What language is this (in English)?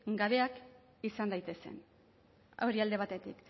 Basque